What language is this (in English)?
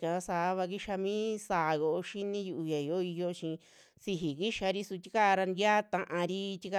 Western Juxtlahuaca Mixtec